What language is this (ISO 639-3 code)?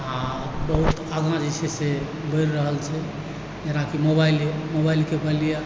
mai